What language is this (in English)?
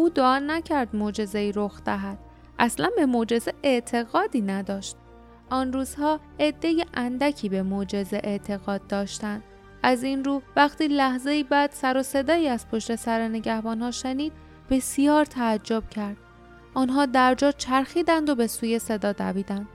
Persian